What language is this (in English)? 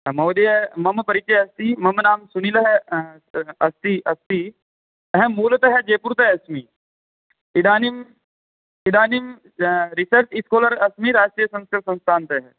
Sanskrit